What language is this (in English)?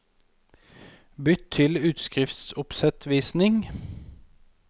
Norwegian